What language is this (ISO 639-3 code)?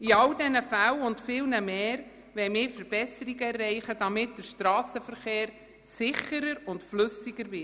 gsw